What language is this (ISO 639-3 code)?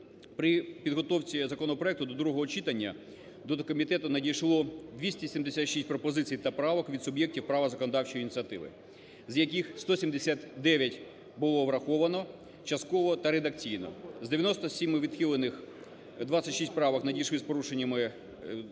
ukr